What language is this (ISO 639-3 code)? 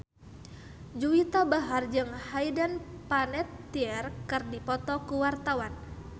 sun